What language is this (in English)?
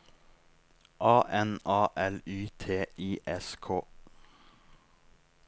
Norwegian